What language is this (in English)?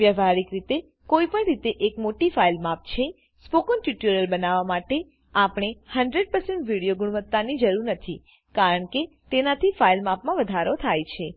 Gujarati